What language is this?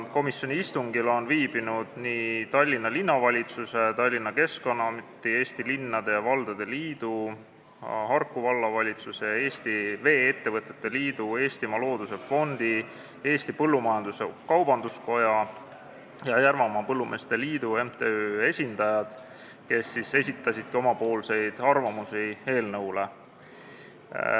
Estonian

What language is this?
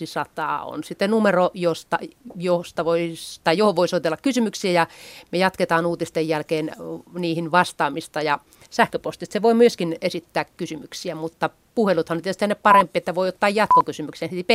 Finnish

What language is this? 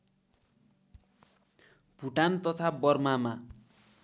Nepali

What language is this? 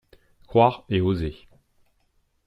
French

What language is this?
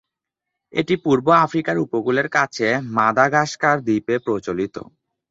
Bangla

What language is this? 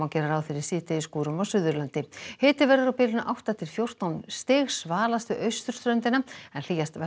Icelandic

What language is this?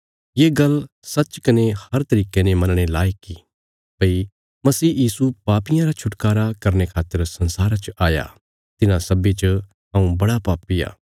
Bilaspuri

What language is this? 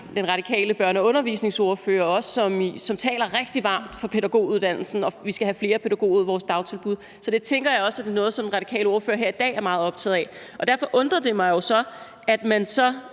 Danish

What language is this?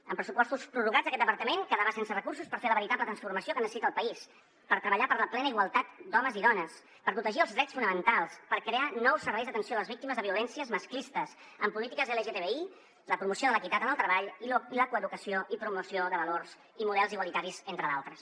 Catalan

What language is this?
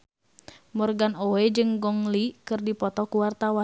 Sundanese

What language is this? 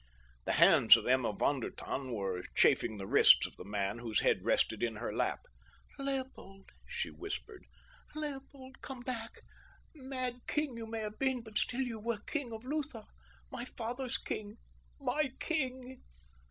English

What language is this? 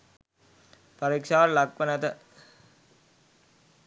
Sinhala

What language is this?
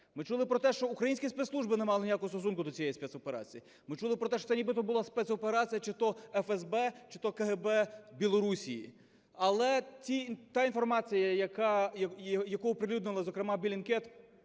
Ukrainian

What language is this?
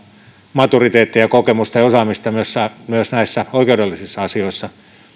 Finnish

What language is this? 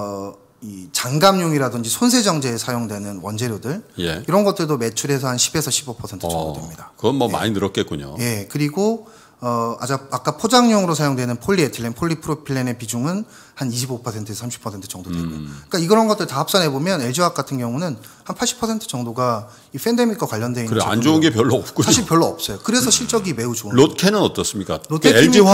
Korean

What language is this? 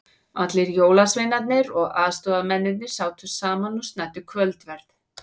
Icelandic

